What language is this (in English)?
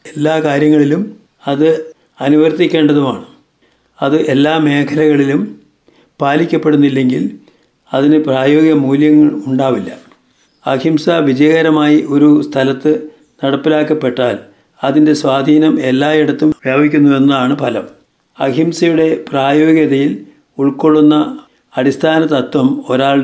Malayalam